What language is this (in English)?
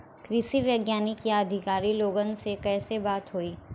Bhojpuri